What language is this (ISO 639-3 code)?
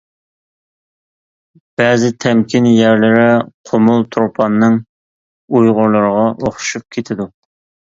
uig